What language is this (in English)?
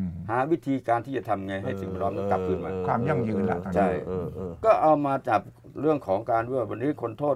Thai